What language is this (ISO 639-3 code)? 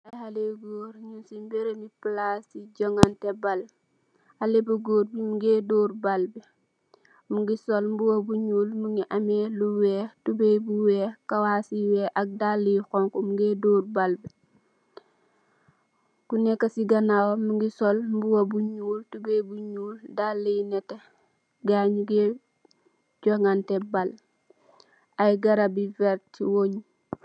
wol